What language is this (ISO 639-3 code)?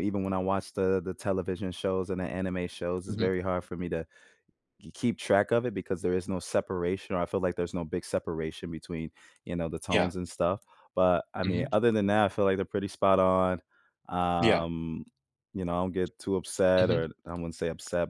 eng